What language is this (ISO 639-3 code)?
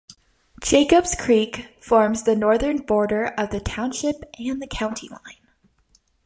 eng